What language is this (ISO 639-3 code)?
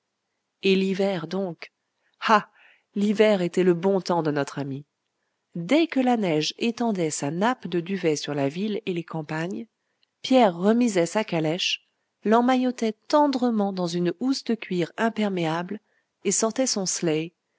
fra